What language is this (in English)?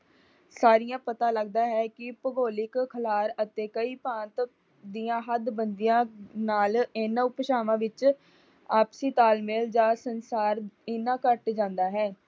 Punjabi